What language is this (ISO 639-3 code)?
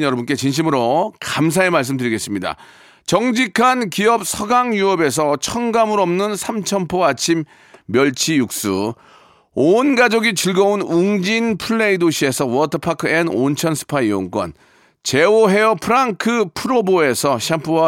kor